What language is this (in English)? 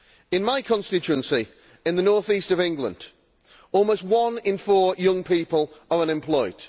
English